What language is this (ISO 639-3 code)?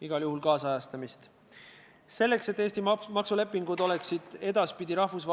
est